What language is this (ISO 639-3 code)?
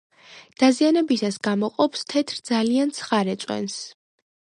kat